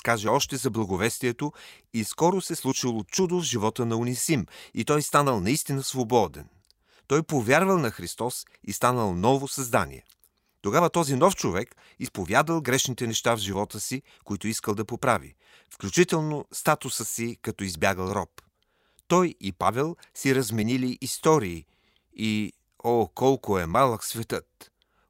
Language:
Bulgarian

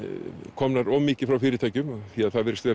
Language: Icelandic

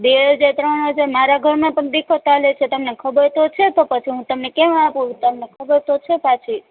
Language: Gujarati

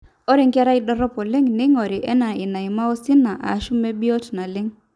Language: Masai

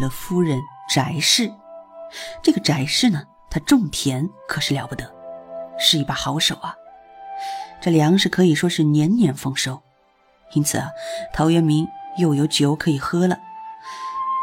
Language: Chinese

